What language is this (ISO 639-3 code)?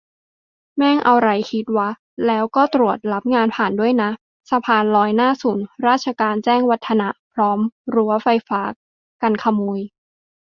tha